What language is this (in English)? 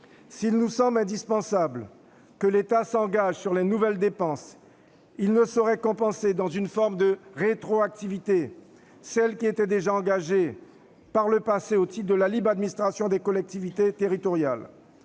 French